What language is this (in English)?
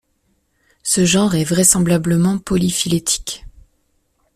French